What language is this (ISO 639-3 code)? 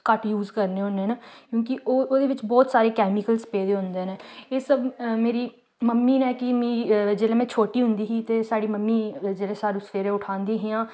doi